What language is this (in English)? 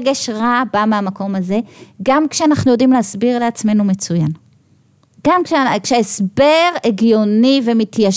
Hebrew